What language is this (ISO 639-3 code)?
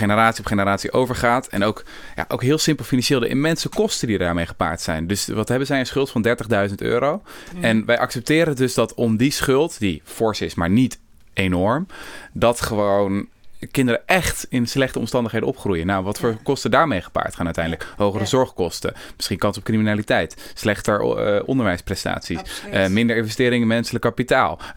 nld